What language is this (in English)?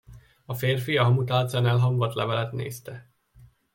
Hungarian